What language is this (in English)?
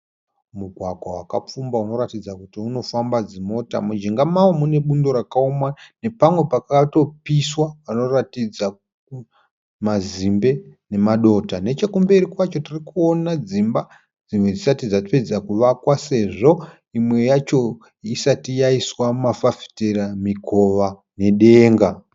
Shona